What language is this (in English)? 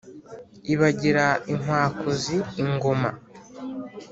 Kinyarwanda